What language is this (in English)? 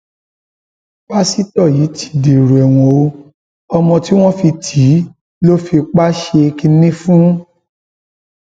Yoruba